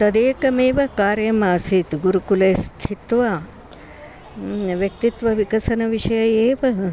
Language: Sanskrit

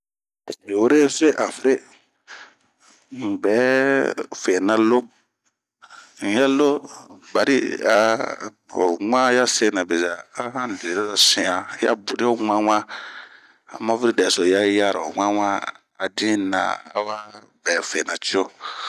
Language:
Bomu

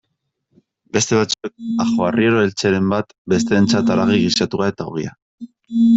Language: Basque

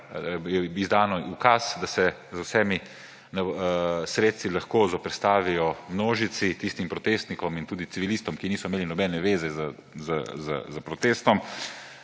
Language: Slovenian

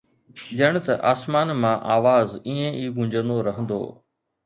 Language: Sindhi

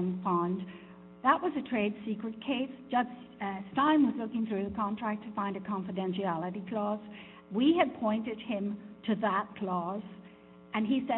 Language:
English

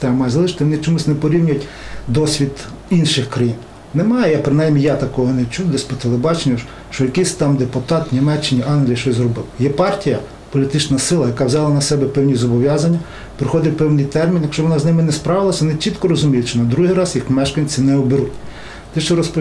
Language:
Ukrainian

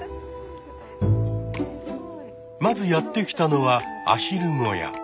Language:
Japanese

